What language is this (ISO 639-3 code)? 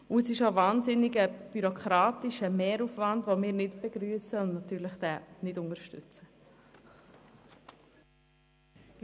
gsw